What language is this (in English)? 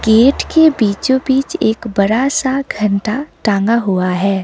Hindi